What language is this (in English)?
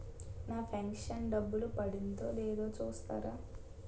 Telugu